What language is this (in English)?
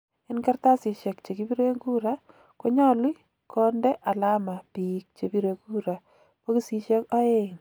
Kalenjin